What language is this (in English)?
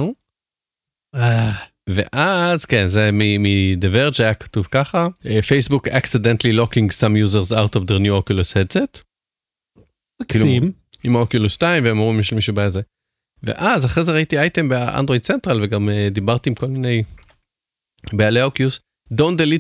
Hebrew